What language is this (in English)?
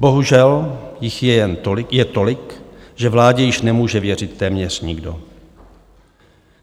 Czech